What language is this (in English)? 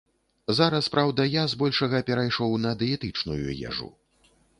Belarusian